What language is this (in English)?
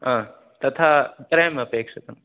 Sanskrit